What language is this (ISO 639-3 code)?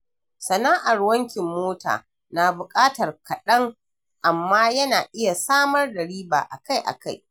hau